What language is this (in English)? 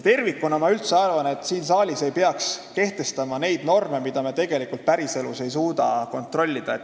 Estonian